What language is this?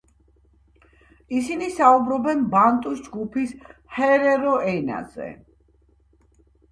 Georgian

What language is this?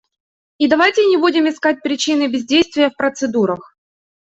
Russian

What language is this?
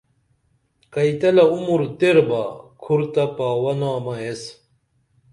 Dameli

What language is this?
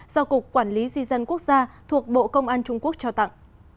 Vietnamese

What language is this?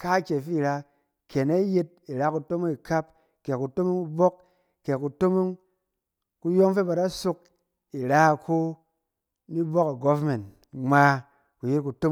Cen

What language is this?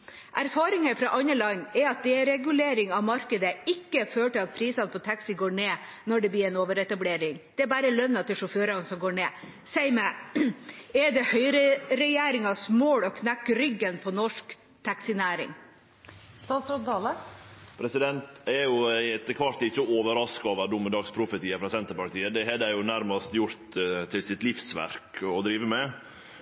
Norwegian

